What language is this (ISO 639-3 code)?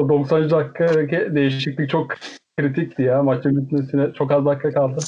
tur